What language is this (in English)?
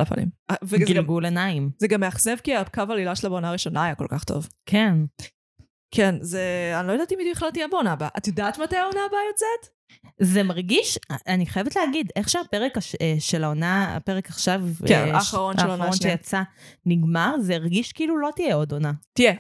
Hebrew